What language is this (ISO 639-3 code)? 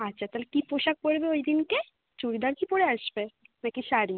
ben